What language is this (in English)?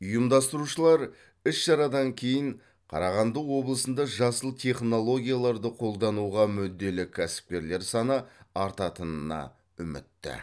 Kazakh